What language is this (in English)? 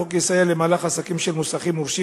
Hebrew